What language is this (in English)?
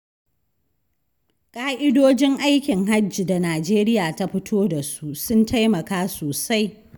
Hausa